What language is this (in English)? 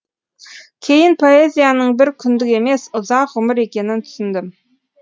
Kazakh